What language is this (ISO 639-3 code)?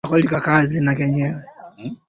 swa